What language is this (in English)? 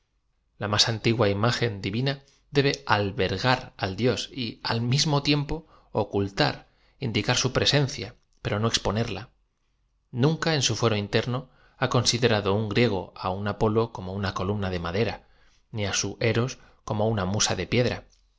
Spanish